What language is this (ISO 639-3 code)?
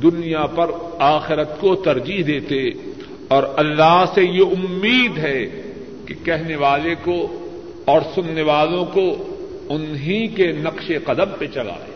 urd